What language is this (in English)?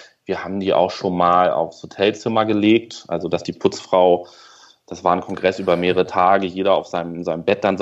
German